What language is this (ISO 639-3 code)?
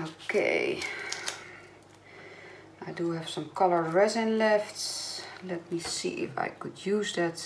nld